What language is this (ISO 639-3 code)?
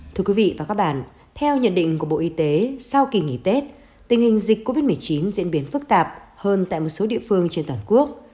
vie